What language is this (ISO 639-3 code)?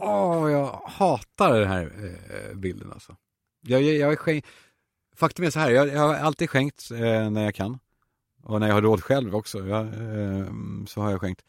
swe